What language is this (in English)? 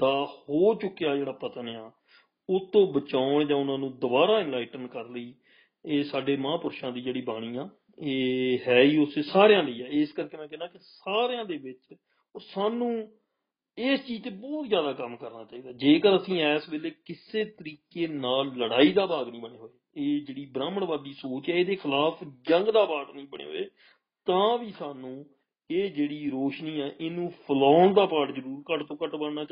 Punjabi